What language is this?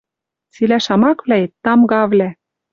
Western Mari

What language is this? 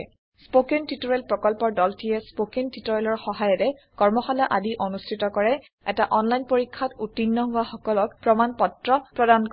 Assamese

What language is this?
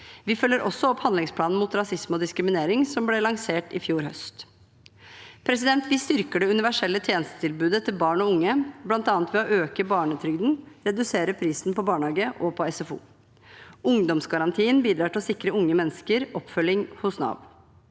Norwegian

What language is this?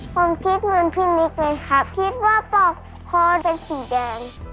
Thai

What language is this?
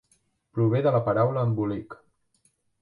Catalan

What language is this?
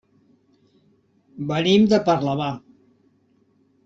Catalan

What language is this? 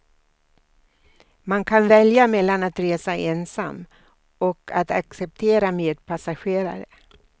Swedish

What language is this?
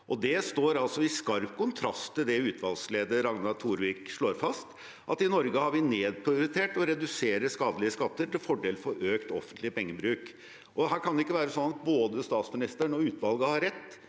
Norwegian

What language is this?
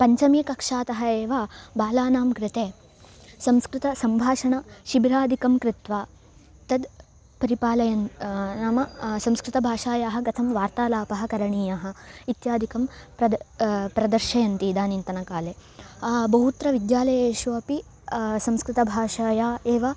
Sanskrit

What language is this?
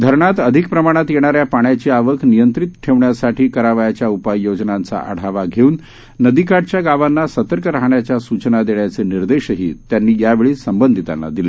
Marathi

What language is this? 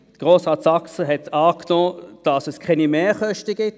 Swiss German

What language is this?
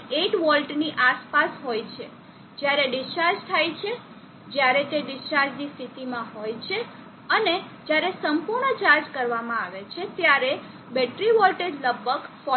Gujarati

